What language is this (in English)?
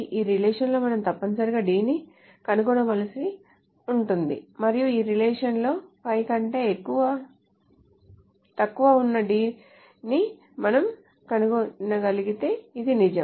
Telugu